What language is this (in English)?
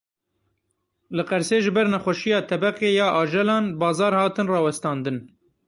Kurdish